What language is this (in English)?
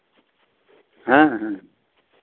Santali